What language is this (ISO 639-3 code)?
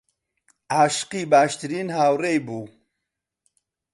ckb